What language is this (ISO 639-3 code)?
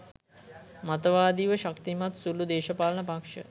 sin